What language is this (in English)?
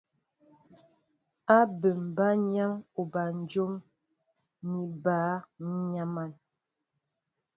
Mbo (Cameroon)